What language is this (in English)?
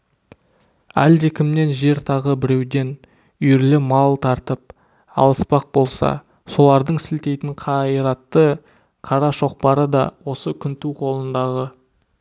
Kazakh